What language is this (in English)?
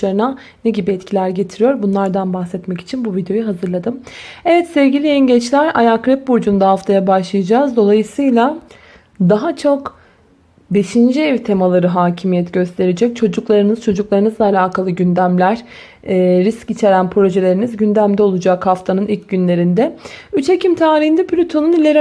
Turkish